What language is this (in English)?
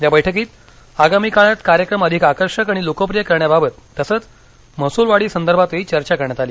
Marathi